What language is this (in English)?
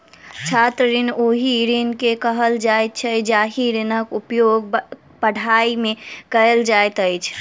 Maithili